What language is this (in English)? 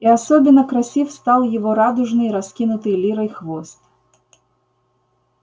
Russian